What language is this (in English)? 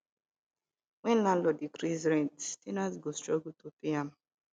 Nigerian Pidgin